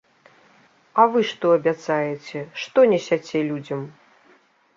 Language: Belarusian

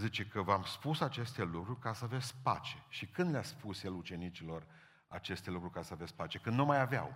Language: Romanian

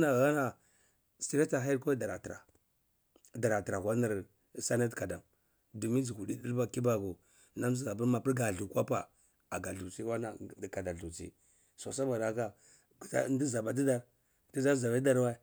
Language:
Cibak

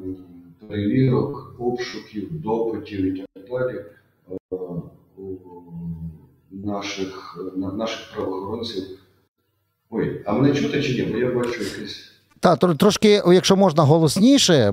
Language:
Ukrainian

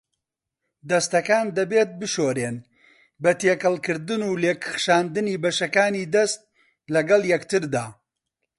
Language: Central Kurdish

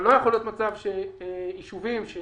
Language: Hebrew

